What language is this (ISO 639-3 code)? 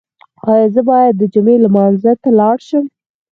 pus